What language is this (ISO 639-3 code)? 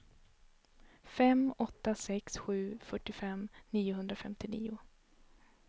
swe